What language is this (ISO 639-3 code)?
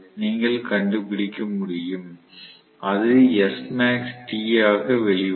tam